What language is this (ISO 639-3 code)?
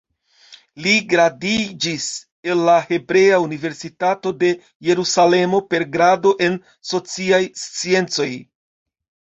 epo